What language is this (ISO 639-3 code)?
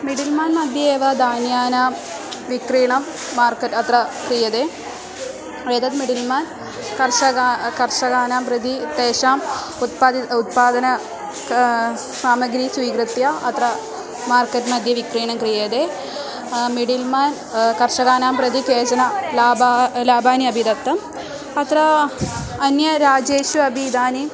san